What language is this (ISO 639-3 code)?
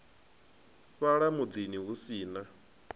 ven